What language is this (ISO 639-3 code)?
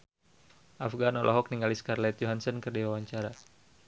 sun